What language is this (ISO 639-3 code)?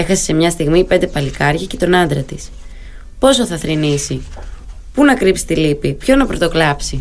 ell